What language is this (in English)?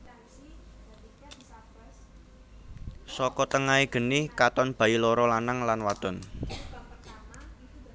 Javanese